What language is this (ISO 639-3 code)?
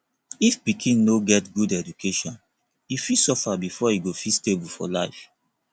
pcm